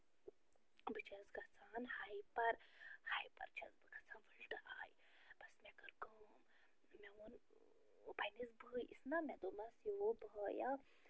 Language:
Kashmiri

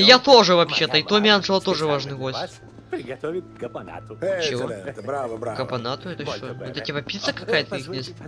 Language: Russian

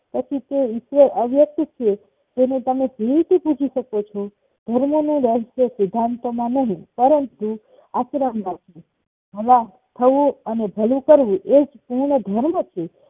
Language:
Gujarati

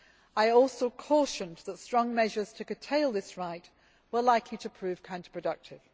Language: English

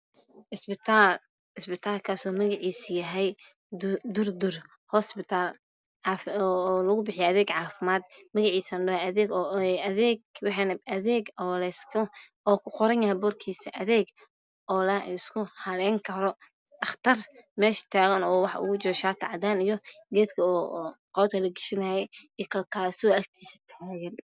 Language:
Somali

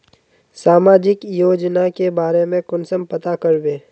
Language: Magahi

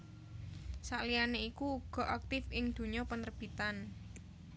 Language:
Javanese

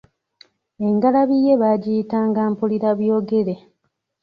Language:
Ganda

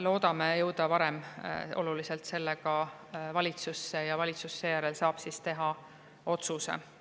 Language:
Estonian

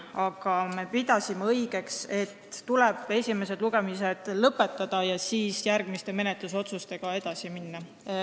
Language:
Estonian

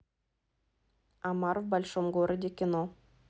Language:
Russian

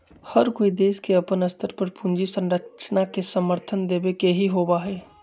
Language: Magahi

